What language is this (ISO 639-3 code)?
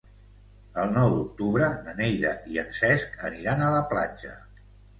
cat